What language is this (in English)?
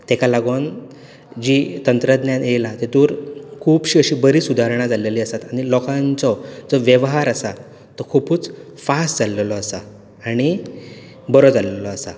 Konkani